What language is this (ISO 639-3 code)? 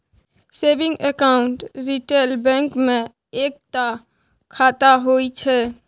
mai